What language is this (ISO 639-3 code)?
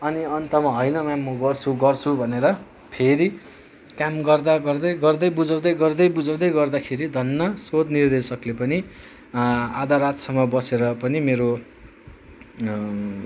nep